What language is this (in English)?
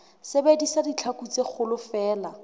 Southern Sotho